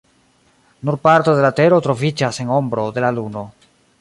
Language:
Esperanto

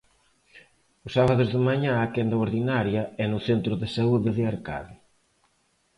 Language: Galician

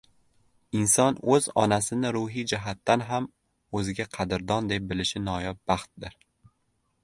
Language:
Uzbek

